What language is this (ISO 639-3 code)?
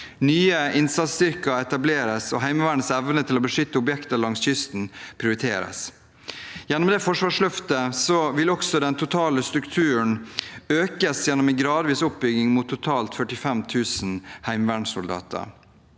nor